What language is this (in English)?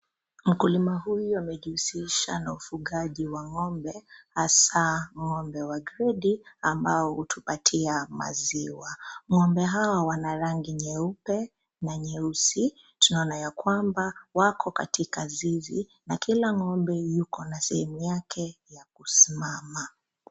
Swahili